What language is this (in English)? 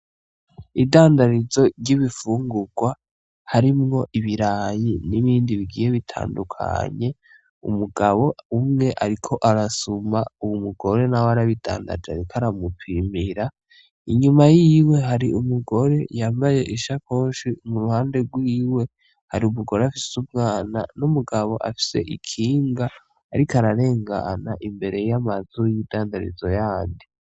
Rundi